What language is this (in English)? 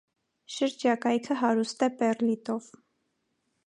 Armenian